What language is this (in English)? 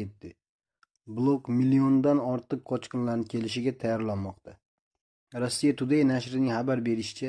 Turkish